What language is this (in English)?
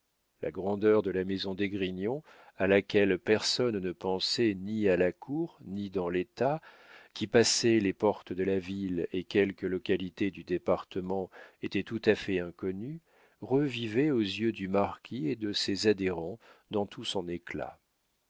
French